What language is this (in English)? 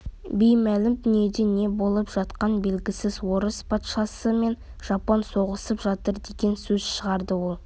Kazakh